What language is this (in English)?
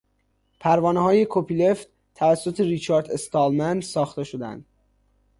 Persian